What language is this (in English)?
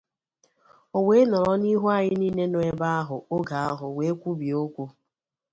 Igbo